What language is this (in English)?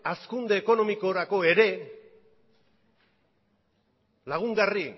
Basque